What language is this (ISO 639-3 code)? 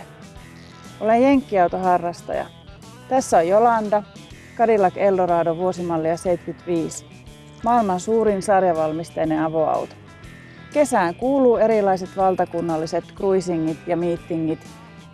fin